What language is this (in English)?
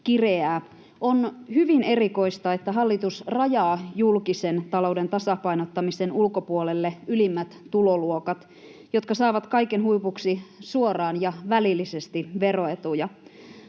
Finnish